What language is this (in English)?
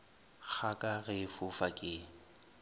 Northern Sotho